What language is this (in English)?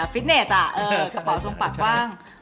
Thai